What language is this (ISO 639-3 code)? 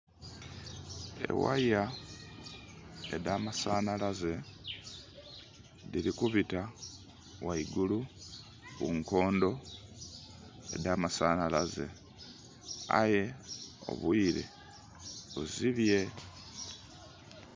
xog